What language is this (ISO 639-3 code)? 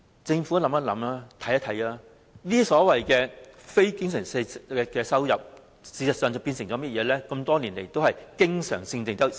yue